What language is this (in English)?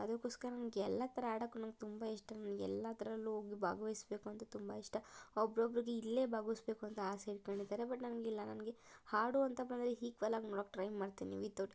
Kannada